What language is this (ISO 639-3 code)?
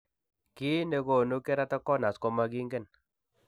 kln